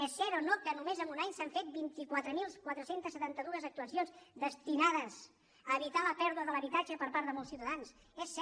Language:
Catalan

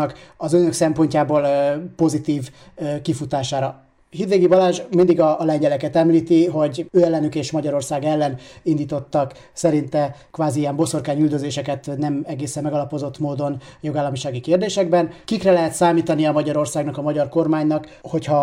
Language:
Hungarian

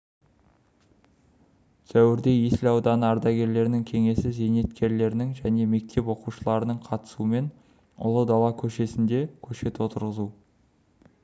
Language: Kazakh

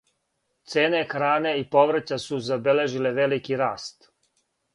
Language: Serbian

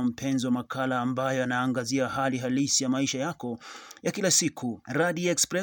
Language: Swahili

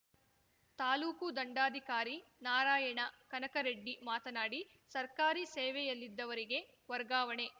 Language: Kannada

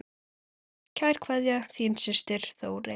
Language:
Icelandic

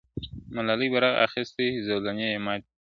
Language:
Pashto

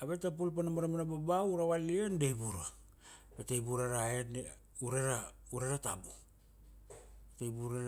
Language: Kuanua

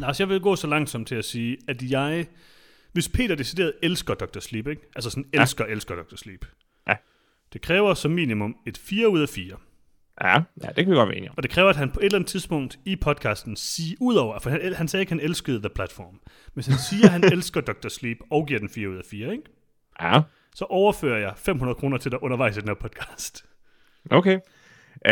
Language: Danish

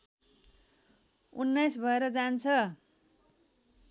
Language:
Nepali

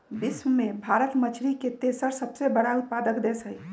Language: Magahi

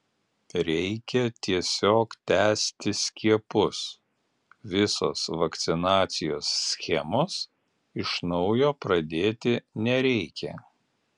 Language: Lithuanian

